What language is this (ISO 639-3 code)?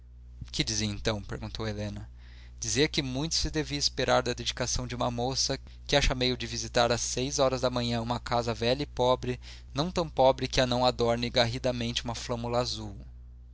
por